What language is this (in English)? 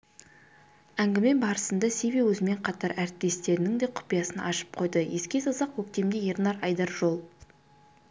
Kazakh